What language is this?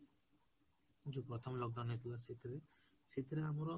Odia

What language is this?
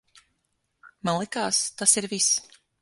Latvian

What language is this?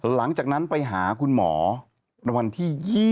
Thai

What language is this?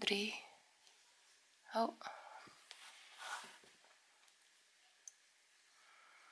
Dutch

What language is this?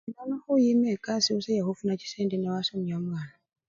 Luyia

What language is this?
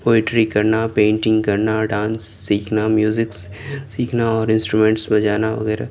Urdu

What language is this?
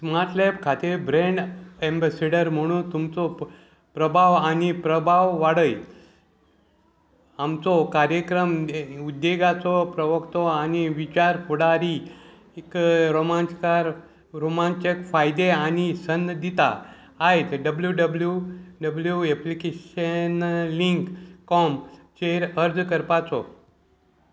Konkani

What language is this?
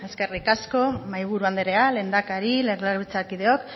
Basque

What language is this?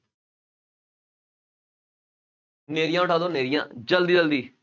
Punjabi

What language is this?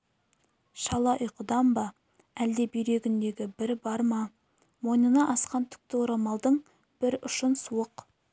Kazakh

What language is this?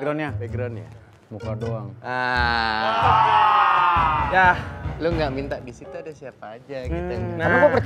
Indonesian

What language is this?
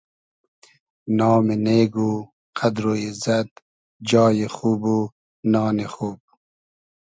Hazaragi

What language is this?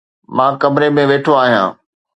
Sindhi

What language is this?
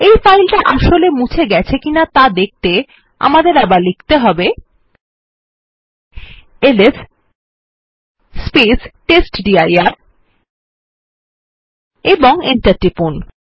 Bangla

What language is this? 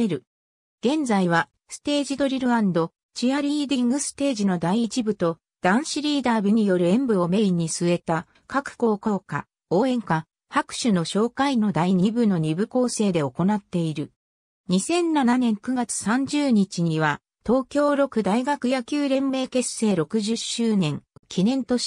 Japanese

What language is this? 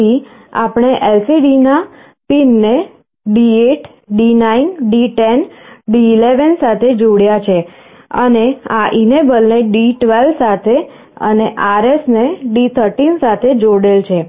Gujarati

